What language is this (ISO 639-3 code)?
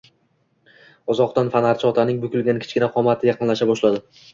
uzb